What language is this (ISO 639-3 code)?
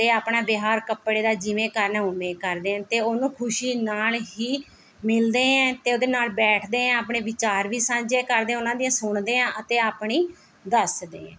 pan